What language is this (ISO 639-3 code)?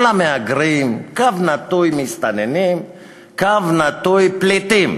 heb